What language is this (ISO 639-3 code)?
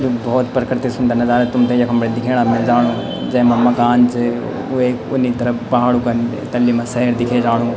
gbm